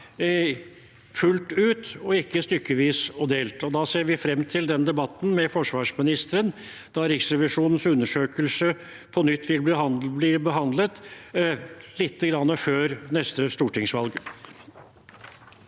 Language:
Norwegian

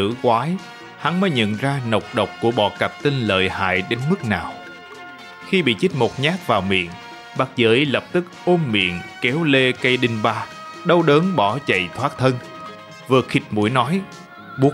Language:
Vietnamese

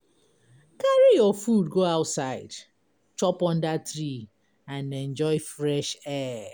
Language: Nigerian Pidgin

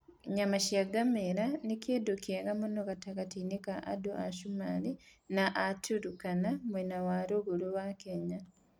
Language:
Kikuyu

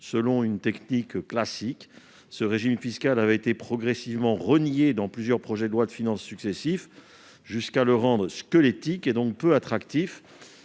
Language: French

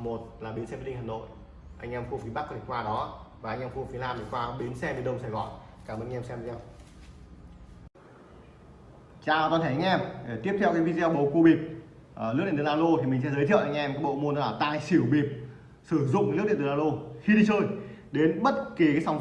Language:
Vietnamese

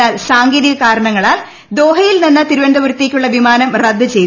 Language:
Malayalam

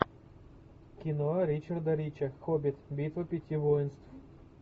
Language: Russian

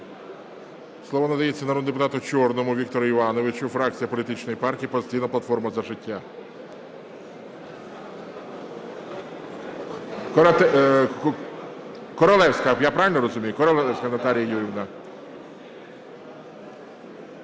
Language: Ukrainian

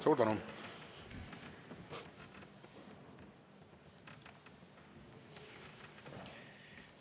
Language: Estonian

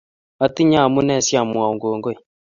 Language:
Kalenjin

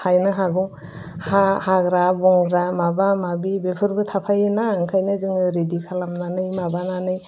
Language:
Bodo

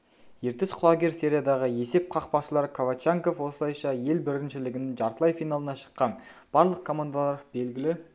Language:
Kazakh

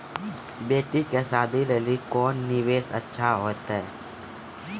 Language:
Maithili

